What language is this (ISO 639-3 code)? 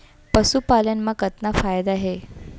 hne